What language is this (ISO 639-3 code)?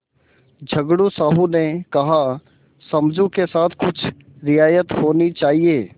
hin